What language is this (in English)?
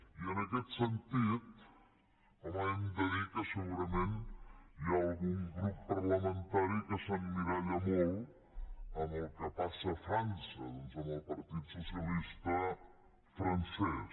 Catalan